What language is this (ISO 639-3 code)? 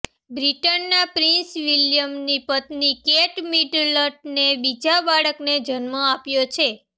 guj